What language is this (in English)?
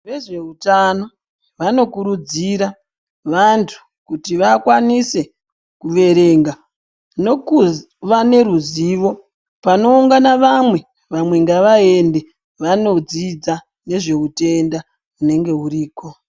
Ndau